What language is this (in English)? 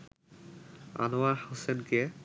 Bangla